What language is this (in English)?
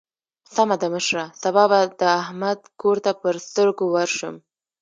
Pashto